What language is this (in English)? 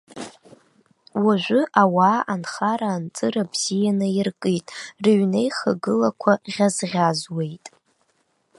Abkhazian